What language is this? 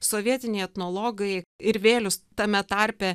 Lithuanian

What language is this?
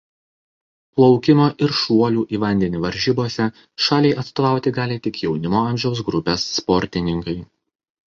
Lithuanian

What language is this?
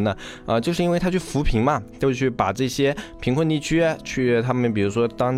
Chinese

